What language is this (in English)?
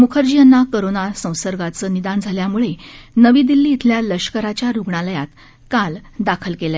Marathi